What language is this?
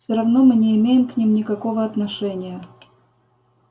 Russian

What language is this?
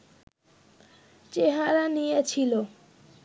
Bangla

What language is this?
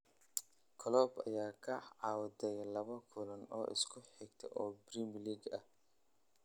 Somali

